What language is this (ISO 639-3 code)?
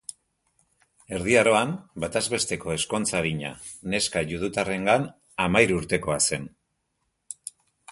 eus